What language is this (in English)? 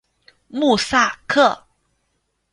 Chinese